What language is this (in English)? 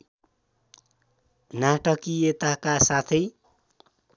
Nepali